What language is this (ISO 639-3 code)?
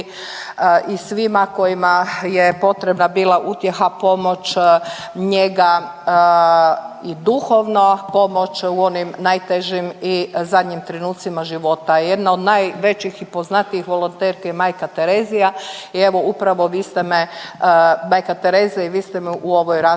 hrv